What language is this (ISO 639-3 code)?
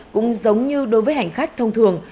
vie